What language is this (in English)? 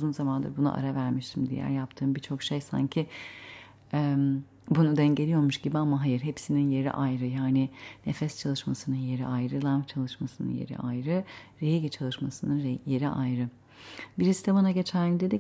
Turkish